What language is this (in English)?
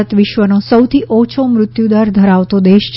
Gujarati